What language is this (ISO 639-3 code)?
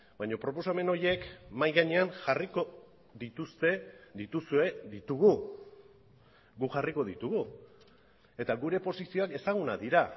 eus